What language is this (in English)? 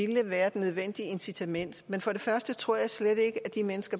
Danish